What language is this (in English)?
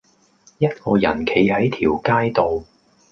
Cantonese